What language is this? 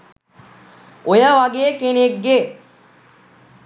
Sinhala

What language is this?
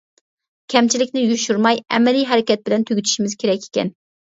Uyghur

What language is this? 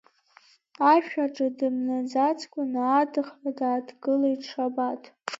Abkhazian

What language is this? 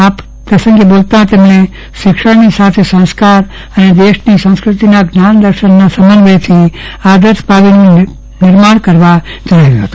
Gujarati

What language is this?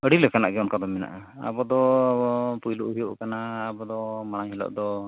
Santali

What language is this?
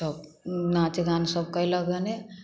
Maithili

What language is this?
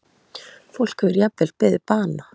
Icelandic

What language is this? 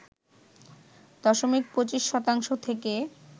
Bangla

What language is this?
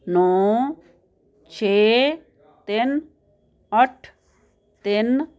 Punjabi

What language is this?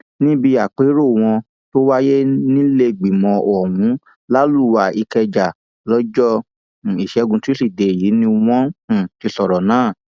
Yoruba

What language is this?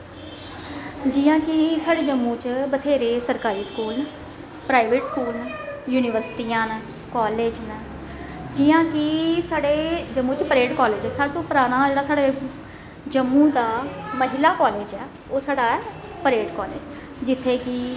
Dogri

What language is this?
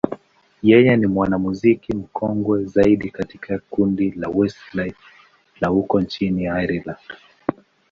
Swahili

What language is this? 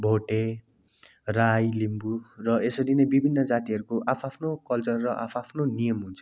Nepali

